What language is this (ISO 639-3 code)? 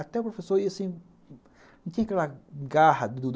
por